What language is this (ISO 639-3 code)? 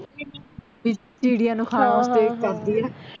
pan